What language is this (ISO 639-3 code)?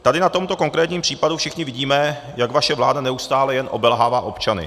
ces